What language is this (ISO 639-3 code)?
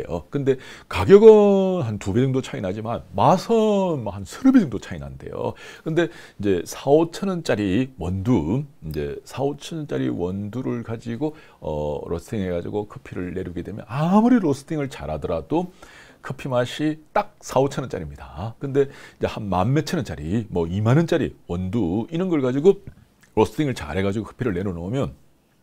kor